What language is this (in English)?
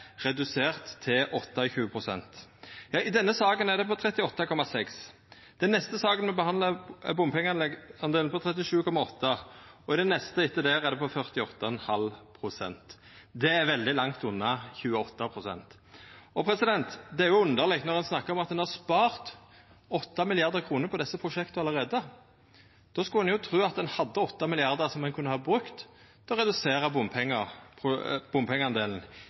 Norwegian Nynorsk